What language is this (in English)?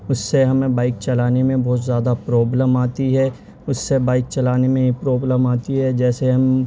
Urdu